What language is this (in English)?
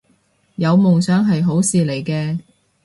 Cantonese